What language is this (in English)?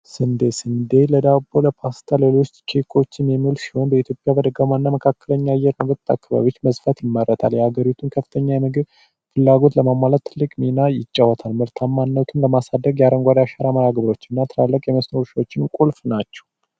Amharic